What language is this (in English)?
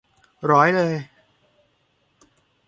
Thai